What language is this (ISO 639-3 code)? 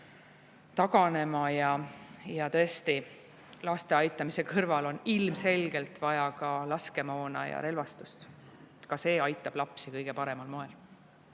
est